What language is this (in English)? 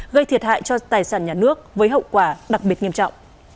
Vietnamese